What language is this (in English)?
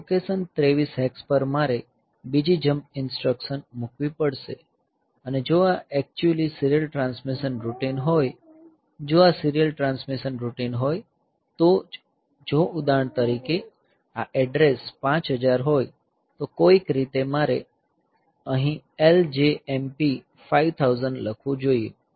Gujarati